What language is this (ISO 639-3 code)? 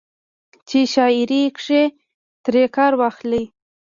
pus